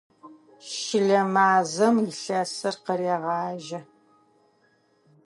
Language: Adyghe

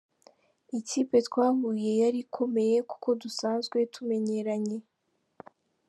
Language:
Kinyarwanda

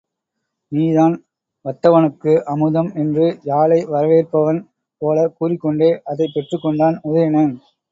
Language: Tamil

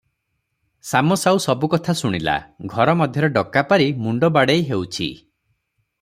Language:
Odia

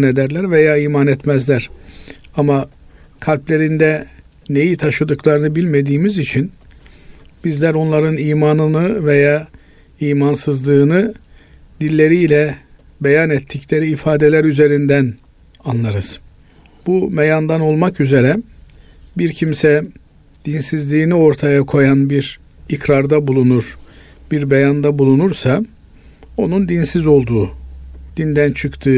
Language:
Turkish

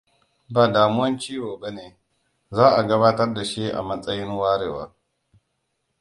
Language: Hausa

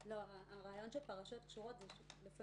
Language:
Hebrew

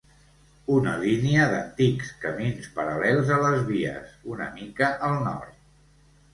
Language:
Catalan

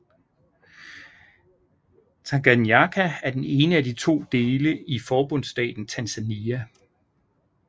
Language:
Danish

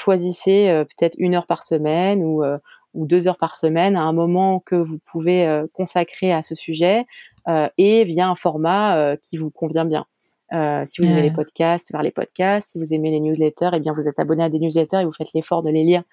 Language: French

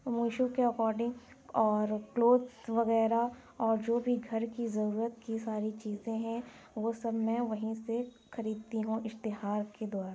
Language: Urdu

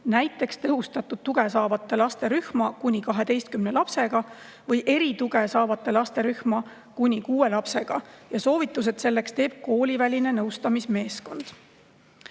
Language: Estonian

